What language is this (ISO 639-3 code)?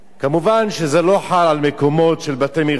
heb